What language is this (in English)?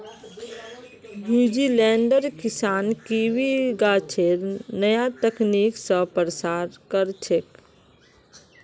Magahi